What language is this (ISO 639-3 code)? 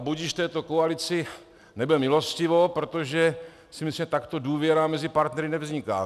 ces